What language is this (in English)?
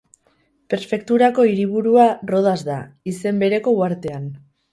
Basque